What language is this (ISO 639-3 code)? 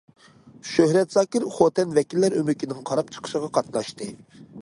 uig